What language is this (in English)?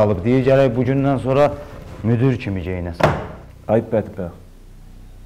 Turkish